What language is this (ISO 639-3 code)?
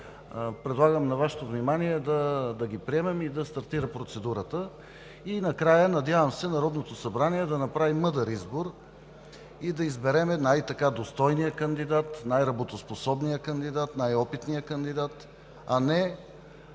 bul